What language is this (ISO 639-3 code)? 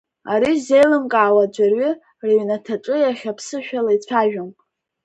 abk